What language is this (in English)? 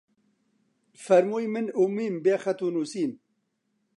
Central Kurdish